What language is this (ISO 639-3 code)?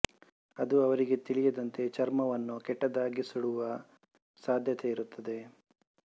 kan